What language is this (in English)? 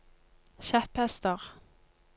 Norwegian